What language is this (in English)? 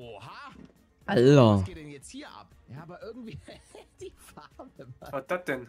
German